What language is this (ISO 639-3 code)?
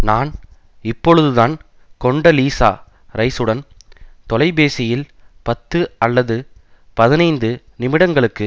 tam